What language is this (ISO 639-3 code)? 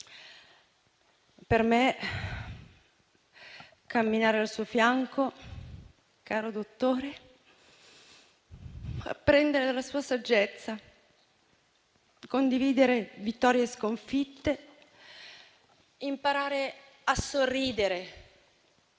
ita